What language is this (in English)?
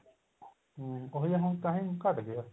Punjabi